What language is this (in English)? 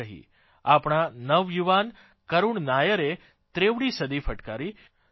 Gujarati